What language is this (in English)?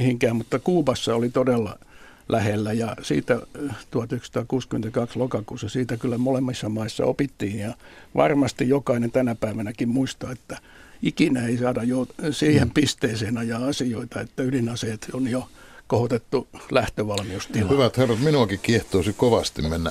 Finnish